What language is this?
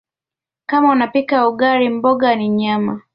Swahili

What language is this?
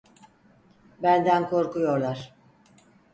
Turkish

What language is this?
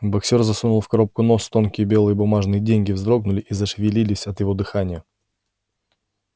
Russian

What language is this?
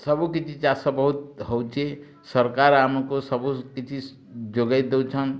Odia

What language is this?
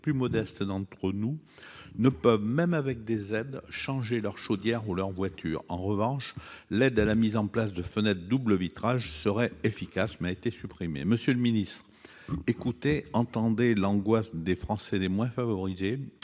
French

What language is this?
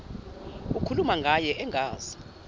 Zulu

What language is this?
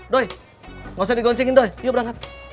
Indonesian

